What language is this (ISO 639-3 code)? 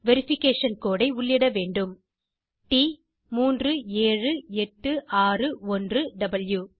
tam